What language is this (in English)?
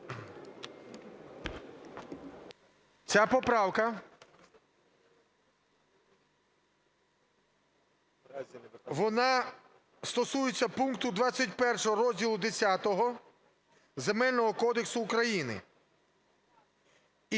Ukrainian